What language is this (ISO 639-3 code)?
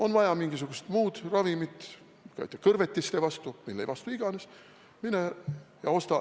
est